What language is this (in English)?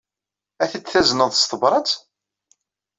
Kabyle